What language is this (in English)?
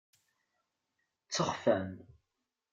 Kabyle